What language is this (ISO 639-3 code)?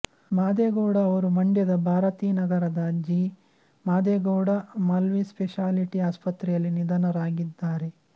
kan